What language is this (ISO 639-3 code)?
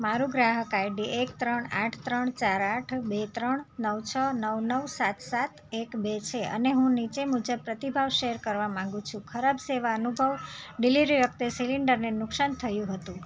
guj